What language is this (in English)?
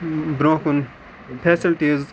Kashmiri